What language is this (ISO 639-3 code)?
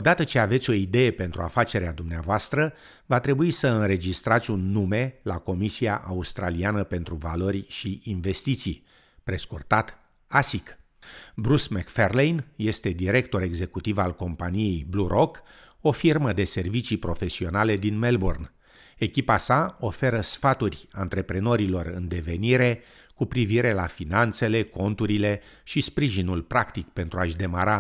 ron